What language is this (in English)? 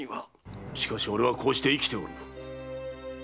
Japanese